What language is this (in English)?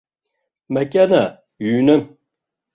Abkhazian